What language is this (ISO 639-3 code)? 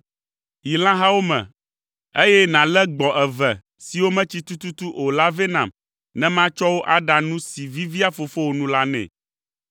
ewe